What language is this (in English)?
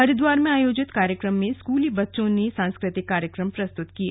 Hindi